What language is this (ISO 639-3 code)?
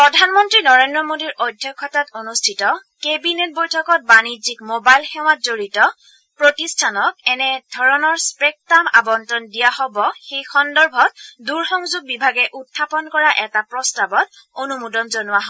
asm